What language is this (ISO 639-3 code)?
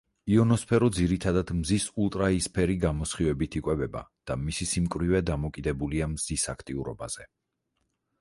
kat